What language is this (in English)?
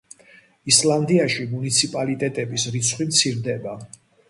Georgian